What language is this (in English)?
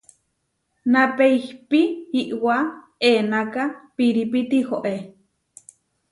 Huarijio